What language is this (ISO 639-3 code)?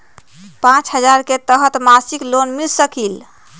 mag